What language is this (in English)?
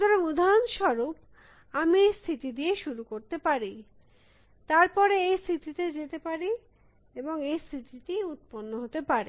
Bangla